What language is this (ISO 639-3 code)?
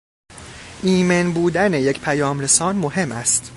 fas